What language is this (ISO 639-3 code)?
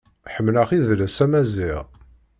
kab